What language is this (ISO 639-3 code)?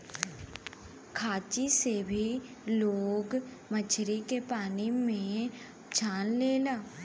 bho